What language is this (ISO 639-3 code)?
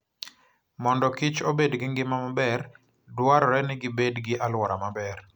luo